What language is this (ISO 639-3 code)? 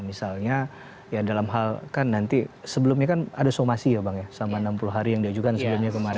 ind